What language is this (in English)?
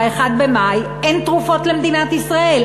Hebrew